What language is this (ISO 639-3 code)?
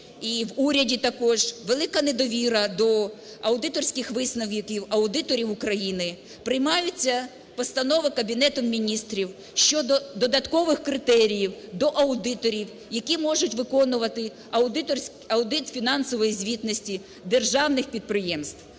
ukr